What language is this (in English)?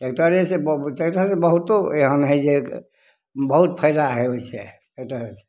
Maithili